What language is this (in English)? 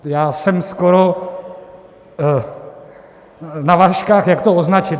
Czech